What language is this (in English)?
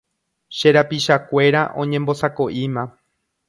Guarani